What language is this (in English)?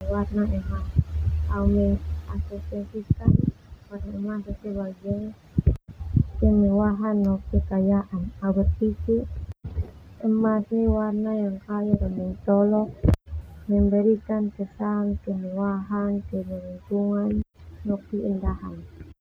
Termanu